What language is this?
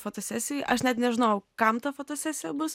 Lithuanian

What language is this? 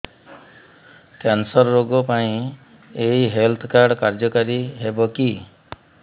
Odia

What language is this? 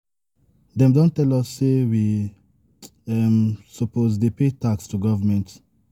Nigerian Pidgin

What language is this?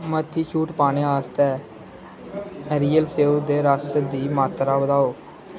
Dogri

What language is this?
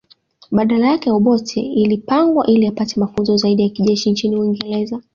Swahili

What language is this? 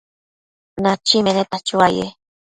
Matsés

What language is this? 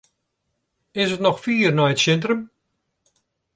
Western Frisian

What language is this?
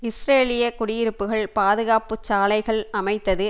Tamil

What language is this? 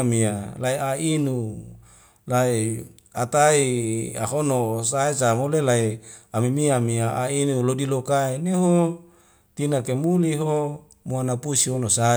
Wemale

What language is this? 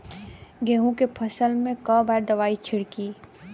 Bhojpuri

